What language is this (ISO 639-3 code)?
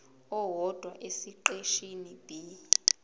zul